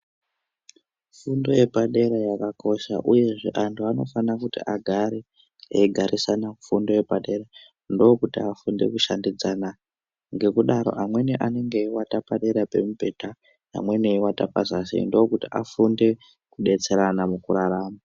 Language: Ndau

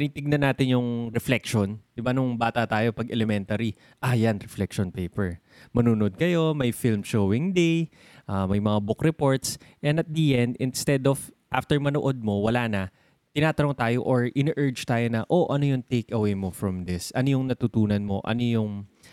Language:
Filipino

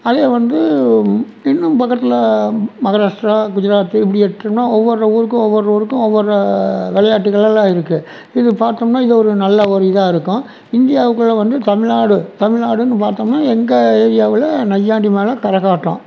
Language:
Tamil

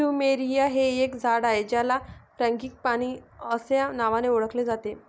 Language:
Marathi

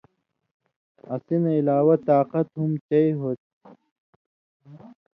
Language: Indus Kohistani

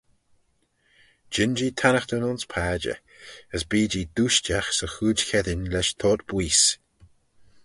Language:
Manx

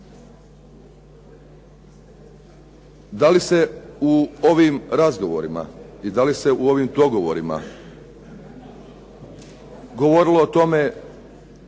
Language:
Croatian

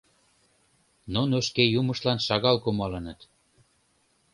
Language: Mari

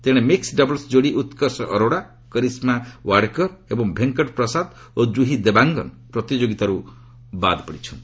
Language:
Odia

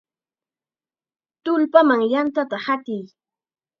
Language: Chiquián Ancash Quechua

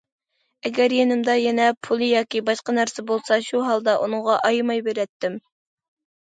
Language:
Uyghur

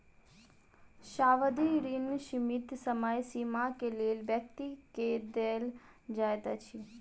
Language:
Maithili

